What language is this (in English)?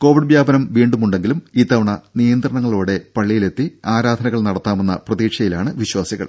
Malayalam